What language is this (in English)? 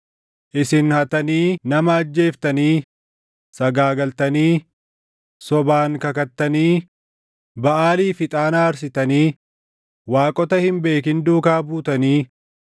Oromo